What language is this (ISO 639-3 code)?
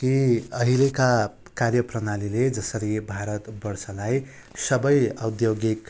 nep